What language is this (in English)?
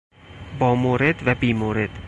Persian